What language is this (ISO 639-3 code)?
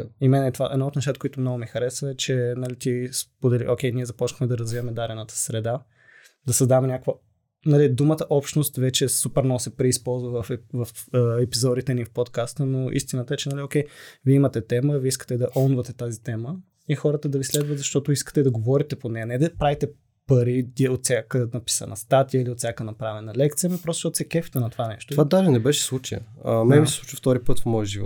bul